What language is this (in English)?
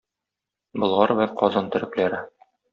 Tatar